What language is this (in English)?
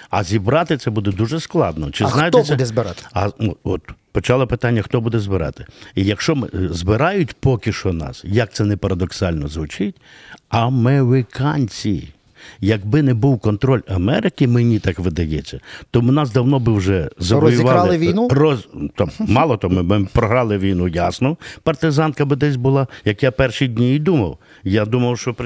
Ukrainian